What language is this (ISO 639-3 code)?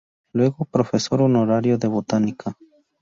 spa